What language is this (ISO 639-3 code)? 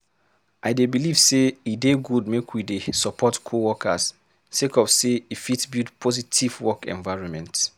pcm